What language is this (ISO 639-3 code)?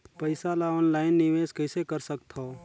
hne